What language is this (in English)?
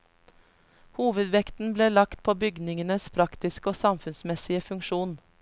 Norwegian